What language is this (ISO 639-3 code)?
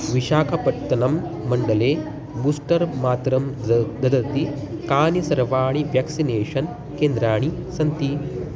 san